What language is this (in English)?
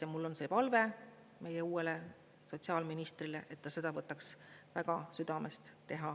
Estonian